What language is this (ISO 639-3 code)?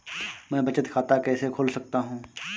hin